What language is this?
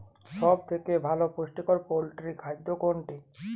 Bangla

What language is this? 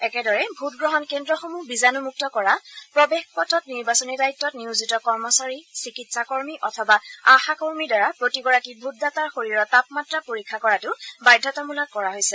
Assamese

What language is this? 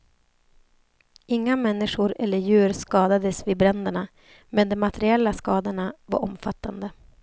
Swedish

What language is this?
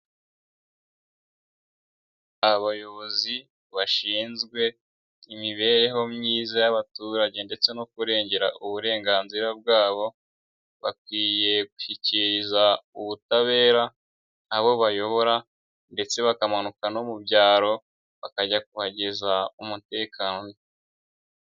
Kinyarwanda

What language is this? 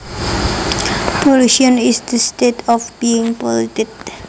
Javanese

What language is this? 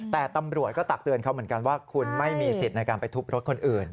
Thai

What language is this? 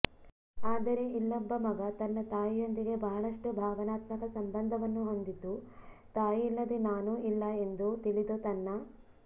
Kannada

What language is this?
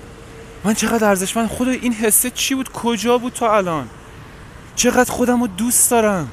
Persian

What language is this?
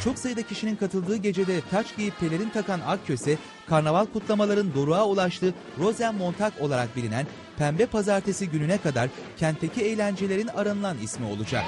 Turkish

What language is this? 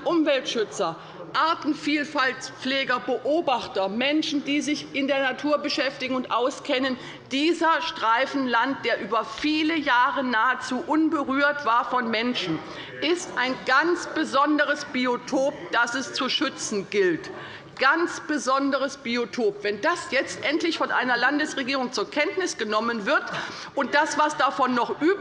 German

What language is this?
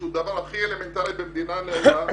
Hebrew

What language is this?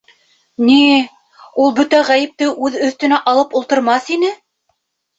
Bashkir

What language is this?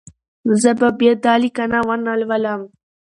Pashto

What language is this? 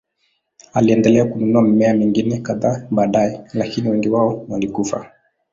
Swahili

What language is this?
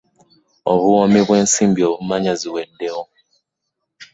Ganda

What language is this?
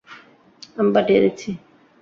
Bangla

